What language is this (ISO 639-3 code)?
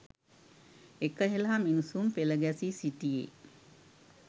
sin